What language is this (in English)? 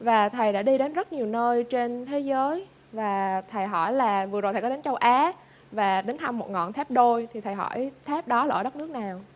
Vietnamese